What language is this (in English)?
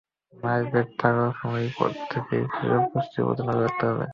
Bangla